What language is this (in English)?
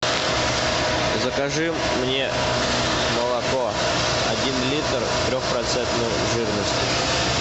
Russian